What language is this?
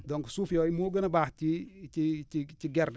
Wolof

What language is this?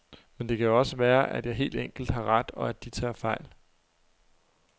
Danish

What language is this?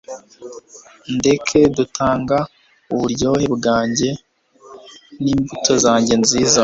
Kinyarwanda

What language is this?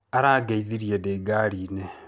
Kikuyu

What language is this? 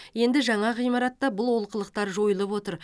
Kazakh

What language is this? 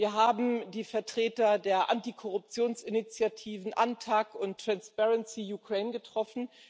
German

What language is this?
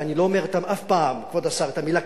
Hebrew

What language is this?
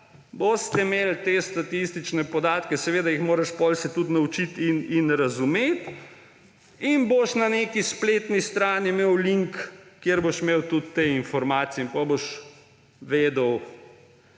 Slovenian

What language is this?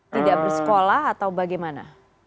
Indonesian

